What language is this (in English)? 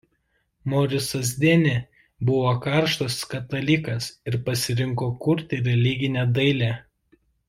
Lithuanian